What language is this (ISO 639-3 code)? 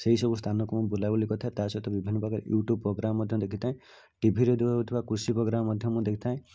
ori